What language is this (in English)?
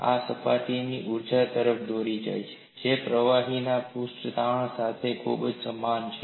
Gujarati